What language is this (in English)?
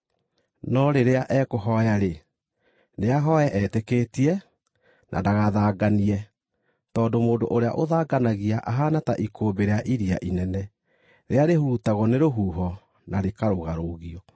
Kikuyu